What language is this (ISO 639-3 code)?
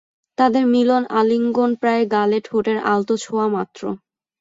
ben